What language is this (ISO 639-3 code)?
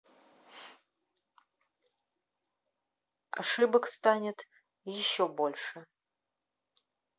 rus